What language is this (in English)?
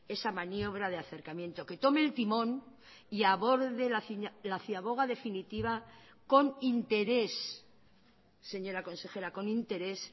Spanish